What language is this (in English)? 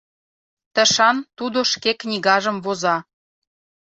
Mari